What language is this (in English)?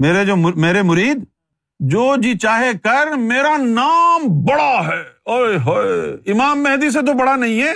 Urdu